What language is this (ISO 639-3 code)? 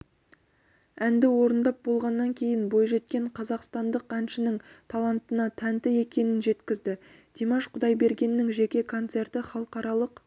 kaz